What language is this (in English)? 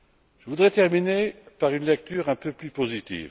French